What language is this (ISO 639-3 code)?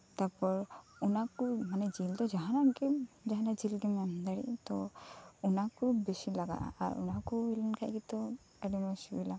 sat